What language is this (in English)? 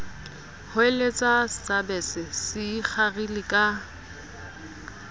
Southern Sotho